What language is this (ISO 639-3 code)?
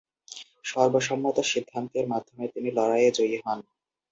ben